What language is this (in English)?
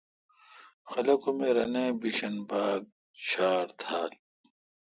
Kalkoti